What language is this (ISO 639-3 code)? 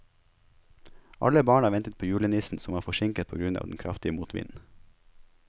nor